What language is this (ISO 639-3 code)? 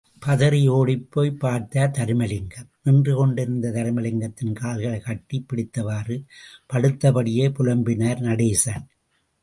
tam